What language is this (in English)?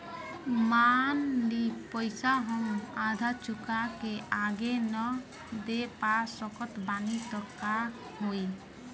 Bhojpuri